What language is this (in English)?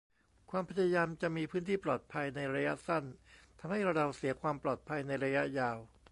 Thai